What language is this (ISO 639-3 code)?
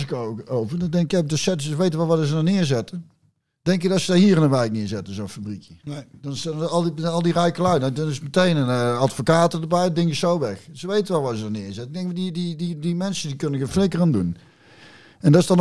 nld